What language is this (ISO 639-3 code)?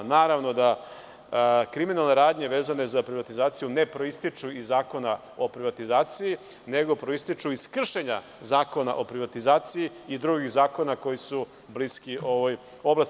srp